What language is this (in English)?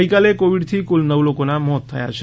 Gujarati